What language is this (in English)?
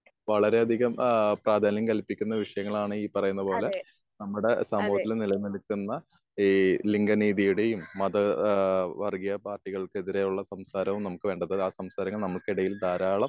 Malayalam